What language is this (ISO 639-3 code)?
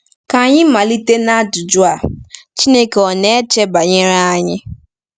ibo